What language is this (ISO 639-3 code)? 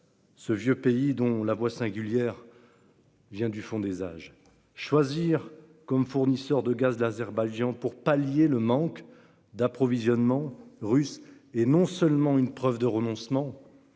fra